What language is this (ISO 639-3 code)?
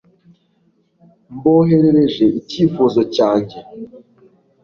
kin